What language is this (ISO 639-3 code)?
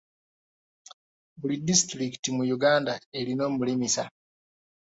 lug